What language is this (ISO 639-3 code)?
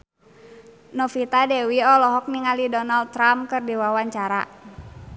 sun